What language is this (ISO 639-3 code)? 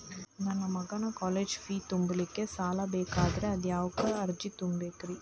kan